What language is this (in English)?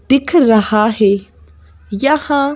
Hindi